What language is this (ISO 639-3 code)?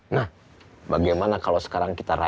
ind